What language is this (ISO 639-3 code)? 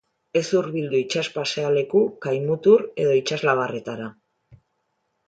eus